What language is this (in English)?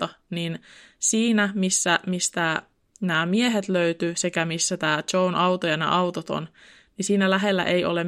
Finnish